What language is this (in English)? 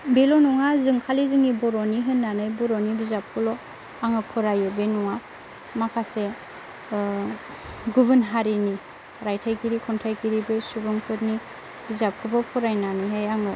Bodo